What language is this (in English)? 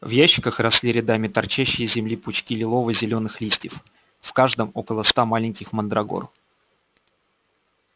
Russian